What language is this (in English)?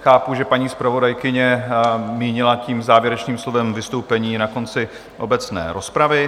Czech